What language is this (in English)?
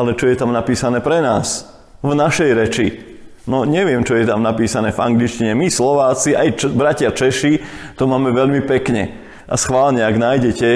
Slovak